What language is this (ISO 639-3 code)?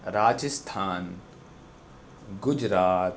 urd